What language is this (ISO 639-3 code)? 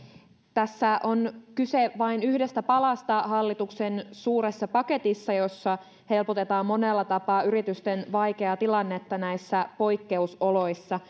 fin